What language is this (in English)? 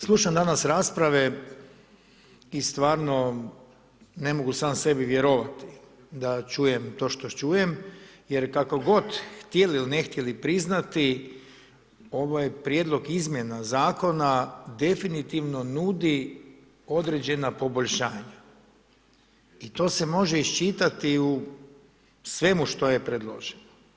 Croatian